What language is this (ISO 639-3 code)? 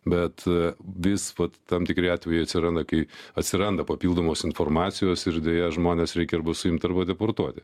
lit